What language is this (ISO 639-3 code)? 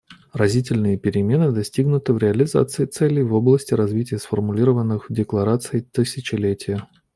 rus